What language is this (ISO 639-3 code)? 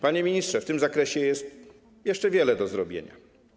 pol